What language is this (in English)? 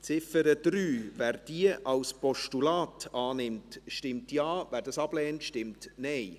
Swiss German